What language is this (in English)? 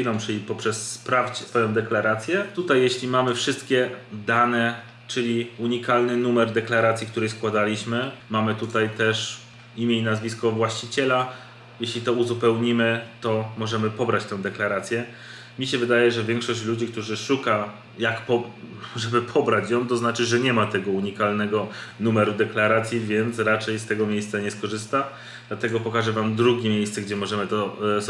Polish